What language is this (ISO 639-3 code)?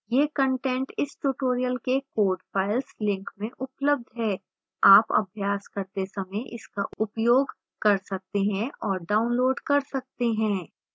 hin